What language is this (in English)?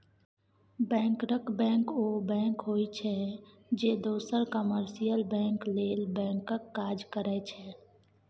Maithili